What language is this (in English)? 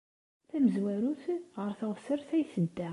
Kabyle